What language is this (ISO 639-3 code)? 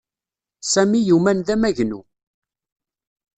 kab